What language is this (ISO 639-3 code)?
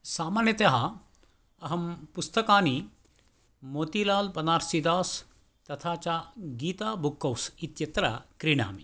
san